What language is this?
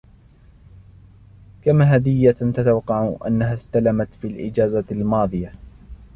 Arabic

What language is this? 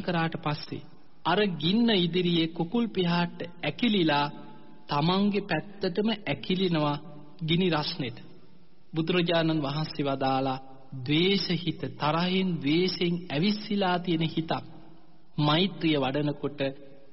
Romanian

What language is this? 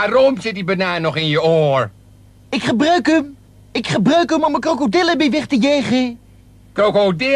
Dutch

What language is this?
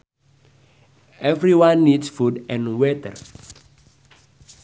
Sundanese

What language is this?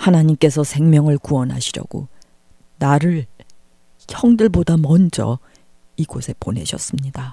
Korean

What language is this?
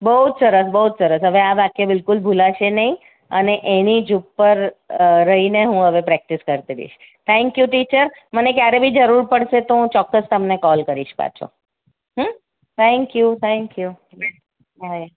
Gujarati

